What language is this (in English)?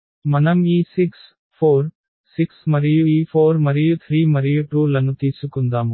Telugu